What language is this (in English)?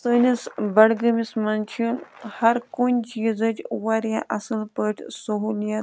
Kashmiri